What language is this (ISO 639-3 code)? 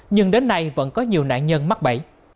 vie